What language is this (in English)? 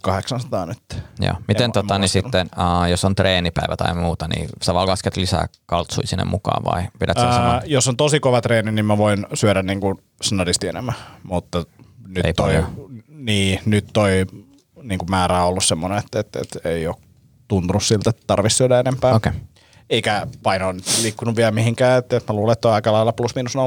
Finnish